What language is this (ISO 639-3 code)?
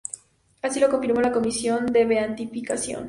spa